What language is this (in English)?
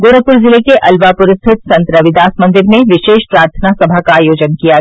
Hindi